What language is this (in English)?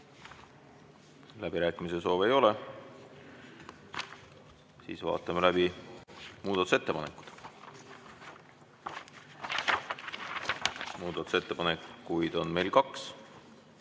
Estonian